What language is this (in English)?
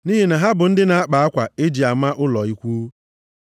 Igbo